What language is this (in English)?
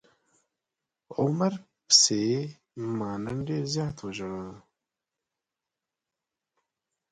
Pashto